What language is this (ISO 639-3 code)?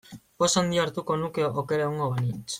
eus